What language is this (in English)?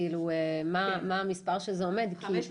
Hebrew